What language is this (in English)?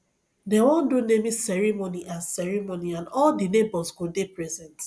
Nigerian Pidgin